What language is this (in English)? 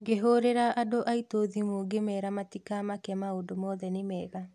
Kikuyu